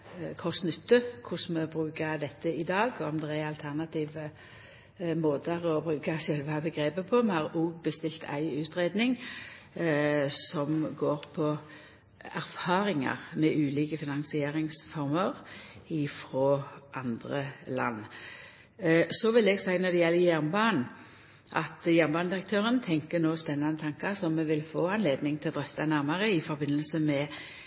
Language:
Norwegian Nynorsk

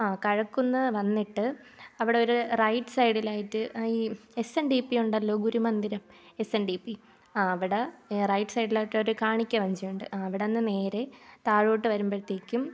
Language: Malayalam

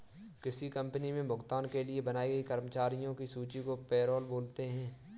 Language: Hindi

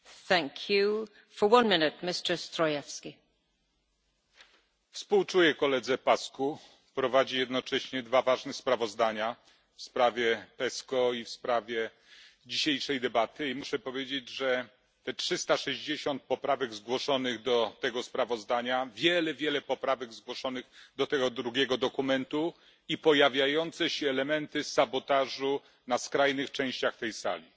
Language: Polish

